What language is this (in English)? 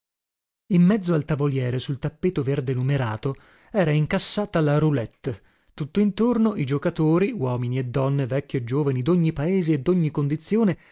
Italian